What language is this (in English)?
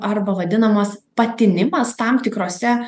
Lithuanian